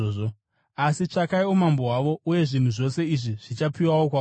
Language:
Shona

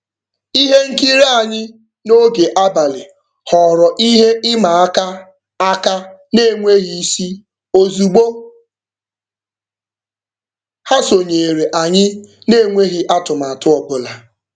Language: Igbo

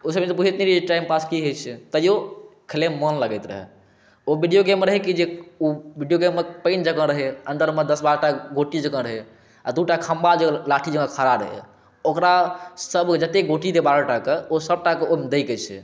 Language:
Maithili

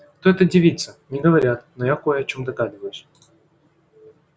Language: Russian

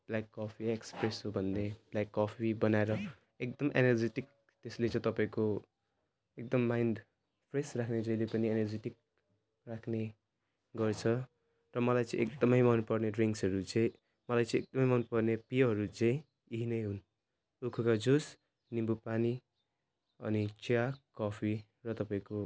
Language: Nepali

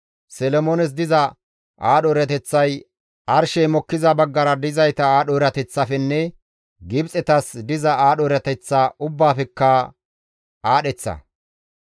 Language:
Gamo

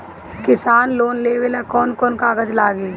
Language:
Bhojpuri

